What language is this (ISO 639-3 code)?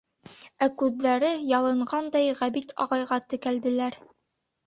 bak